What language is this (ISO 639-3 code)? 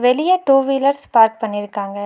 tam